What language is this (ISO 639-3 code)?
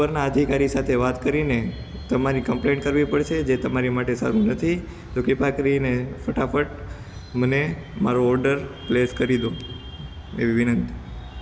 guj